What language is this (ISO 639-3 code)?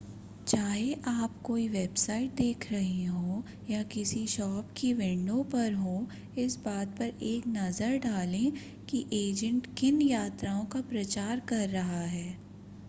hin